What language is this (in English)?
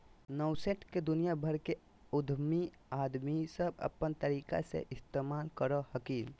Magahi